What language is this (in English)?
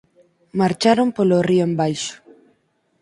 Galician